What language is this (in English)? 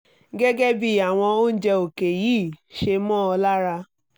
Yoruba